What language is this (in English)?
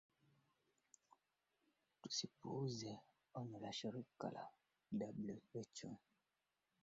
Swahili